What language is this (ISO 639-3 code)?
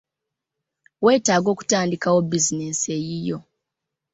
lug